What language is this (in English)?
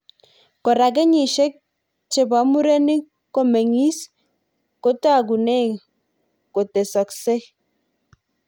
Kalenjin